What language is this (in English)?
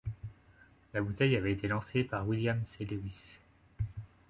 French